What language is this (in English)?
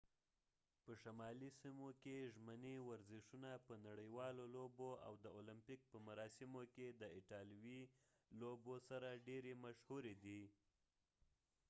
Pashto